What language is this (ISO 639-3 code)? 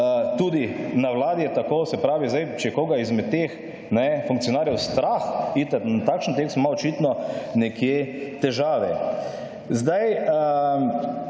slv